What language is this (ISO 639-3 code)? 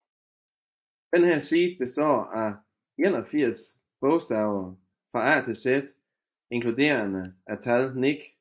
dan